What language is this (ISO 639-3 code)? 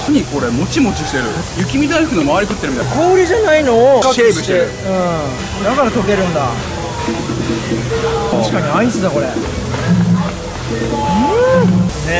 jpn